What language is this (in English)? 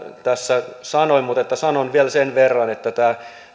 Finnish